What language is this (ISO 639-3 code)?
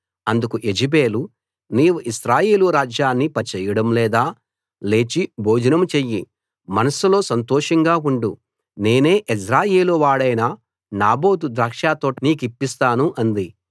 tel